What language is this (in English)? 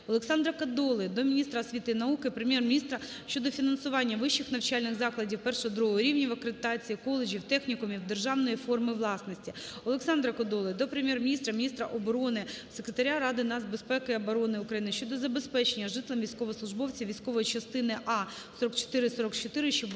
Ukrainian